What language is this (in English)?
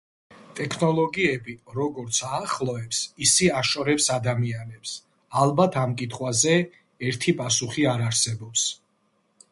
Georgian